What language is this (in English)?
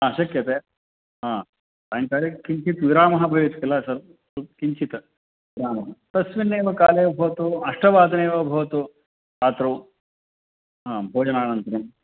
Sanskrit